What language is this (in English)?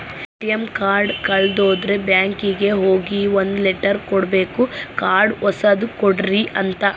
Kannada